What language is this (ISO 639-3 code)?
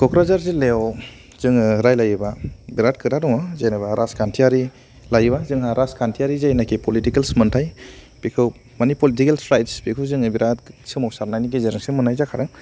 brx